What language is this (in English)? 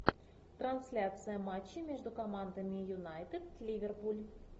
Russian